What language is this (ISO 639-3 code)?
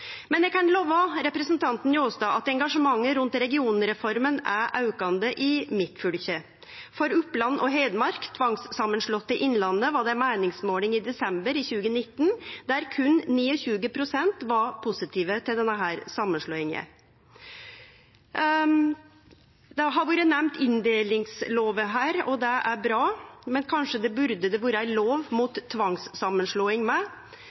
nno